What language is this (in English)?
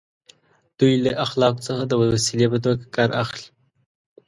Pashto